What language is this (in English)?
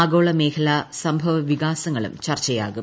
Malayalam